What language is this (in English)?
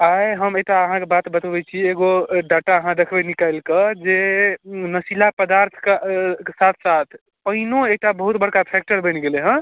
Maithili